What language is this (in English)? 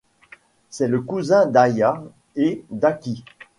French